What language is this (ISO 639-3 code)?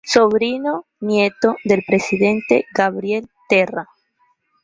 spa